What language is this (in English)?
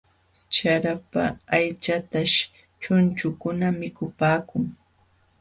Jauja Wanca Quechua